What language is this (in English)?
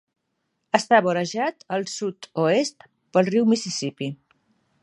Catalan